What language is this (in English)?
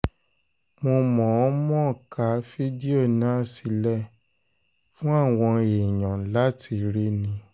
Yoruba